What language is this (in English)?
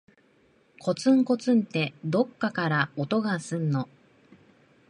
Japanese